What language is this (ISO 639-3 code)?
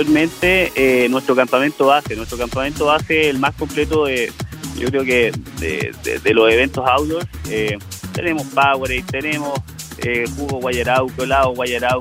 spa